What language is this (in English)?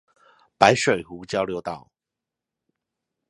Chinese